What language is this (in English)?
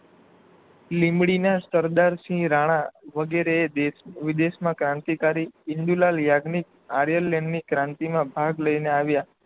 Gujarati